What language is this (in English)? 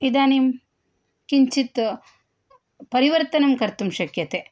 Sanskrit